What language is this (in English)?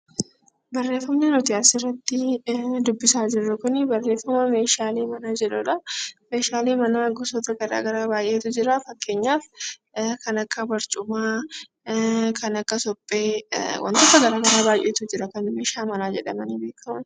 Oromo